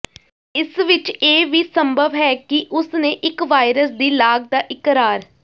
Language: Punjabi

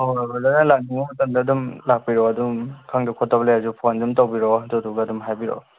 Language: Manipuri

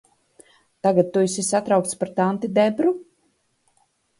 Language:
Latvian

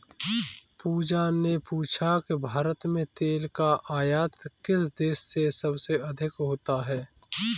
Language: Hindi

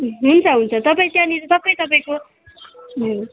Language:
Nepali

